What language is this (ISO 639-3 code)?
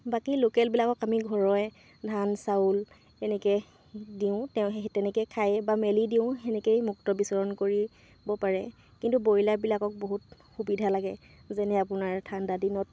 asm